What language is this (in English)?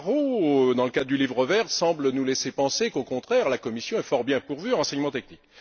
French